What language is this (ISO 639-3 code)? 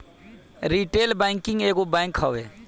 bho